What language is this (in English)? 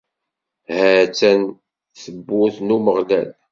Kabyle